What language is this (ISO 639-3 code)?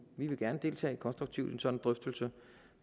dan